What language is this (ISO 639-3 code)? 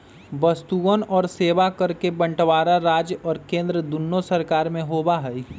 mag